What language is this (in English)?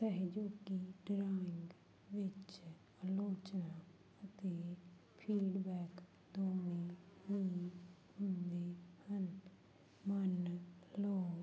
Punjabi